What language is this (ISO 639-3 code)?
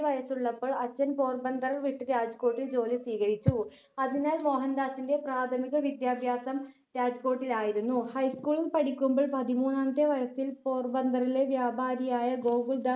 mal